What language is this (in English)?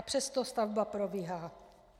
Czech